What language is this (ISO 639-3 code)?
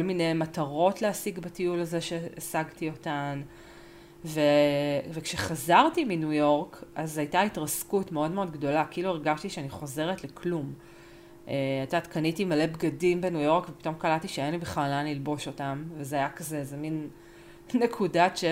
heb